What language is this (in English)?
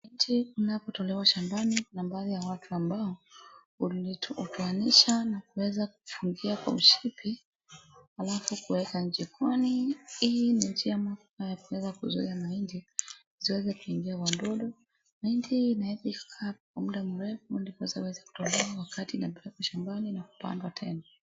Swahili